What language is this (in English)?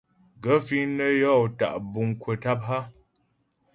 Ghomala